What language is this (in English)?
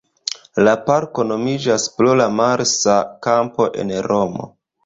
Esperanto